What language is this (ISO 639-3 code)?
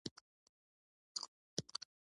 pus